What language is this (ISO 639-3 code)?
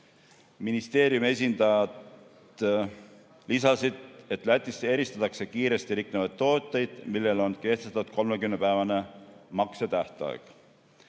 est